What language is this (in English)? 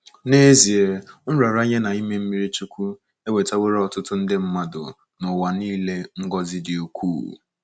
Igbo